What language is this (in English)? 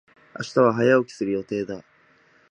Japanese